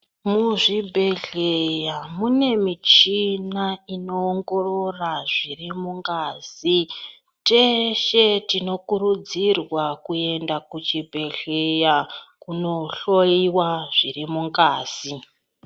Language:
Ndau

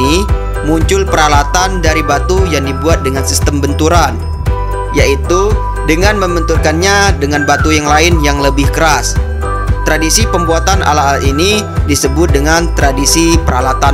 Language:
Indonesian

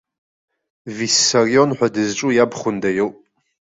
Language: Abkhazian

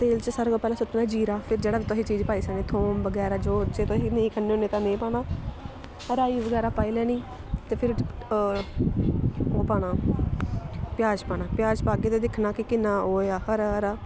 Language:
Dogri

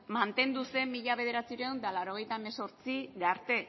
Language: Basque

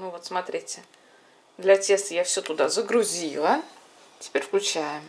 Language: Russian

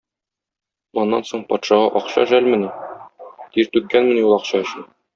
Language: Tatar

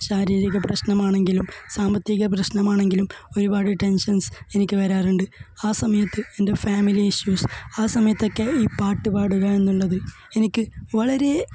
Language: Malayalam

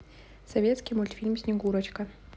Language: Russian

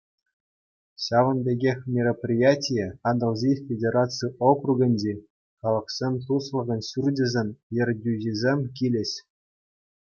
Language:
Chuvash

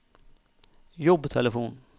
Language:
Norwegian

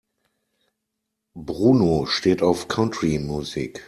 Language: German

